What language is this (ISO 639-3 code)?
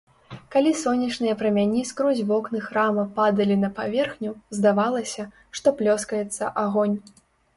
bel